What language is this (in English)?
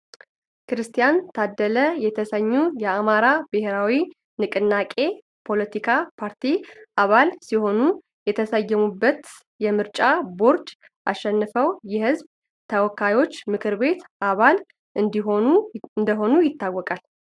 Amharic